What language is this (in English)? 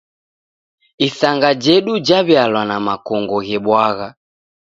Taita